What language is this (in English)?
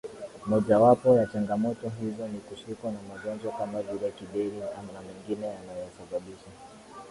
Swahili